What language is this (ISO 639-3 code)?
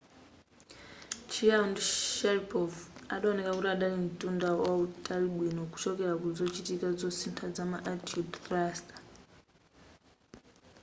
nya